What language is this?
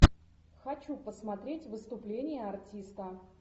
Russian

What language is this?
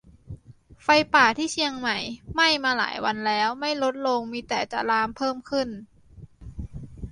Thai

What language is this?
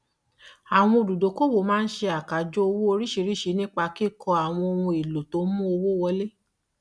Yoruba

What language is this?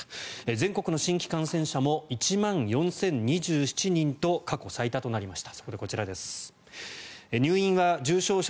Japanese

